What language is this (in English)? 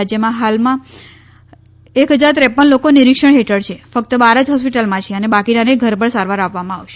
Gujarati